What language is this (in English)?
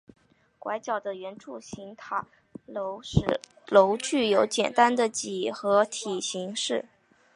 Chinese